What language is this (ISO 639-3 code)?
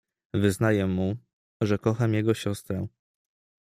pol